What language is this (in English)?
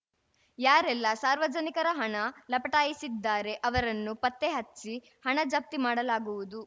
Kannada